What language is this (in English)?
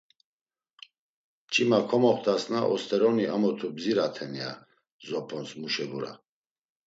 Laz